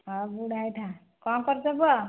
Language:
Odia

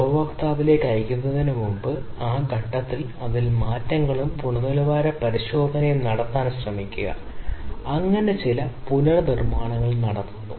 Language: Malayalam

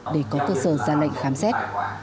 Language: Vietnamese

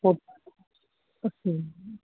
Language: Urdu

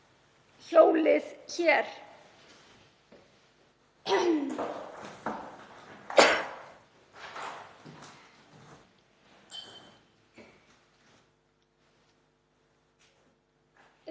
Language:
Icelandic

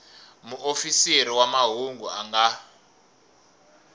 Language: Tsonga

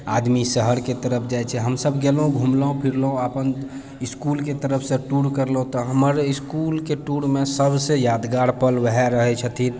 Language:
Maithili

